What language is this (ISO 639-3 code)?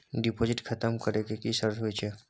mai